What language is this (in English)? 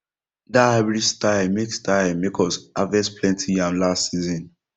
Nigerian Pidgin